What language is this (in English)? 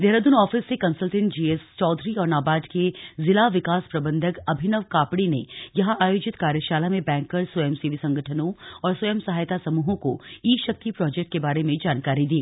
Hindi